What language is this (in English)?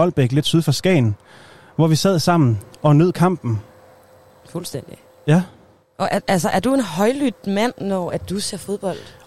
Danish